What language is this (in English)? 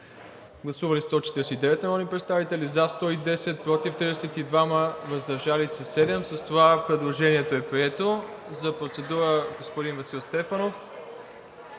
Bulgarian